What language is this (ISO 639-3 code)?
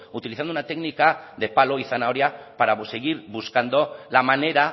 spa